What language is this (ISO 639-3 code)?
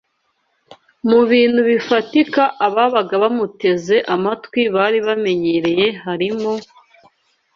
kin